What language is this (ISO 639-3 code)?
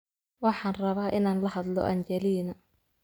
som